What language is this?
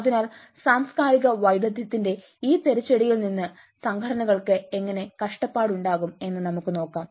Malayalam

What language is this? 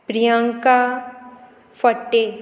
Konkani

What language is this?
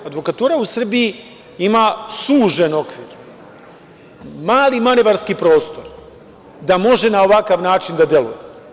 Serbian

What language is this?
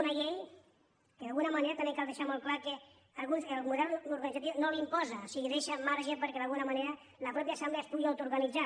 Catalan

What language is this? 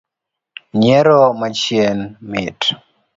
Luo (Kenya and Tanzania)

